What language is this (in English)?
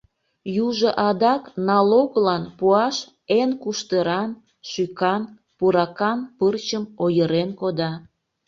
Mari